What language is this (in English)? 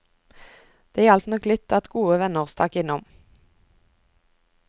Norwegian